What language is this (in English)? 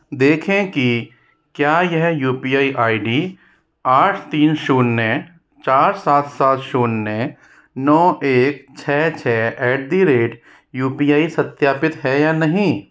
Hindi